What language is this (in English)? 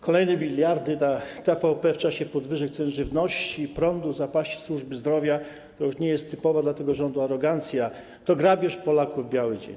Polish